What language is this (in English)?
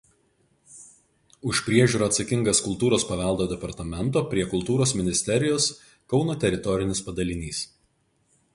Lithuanian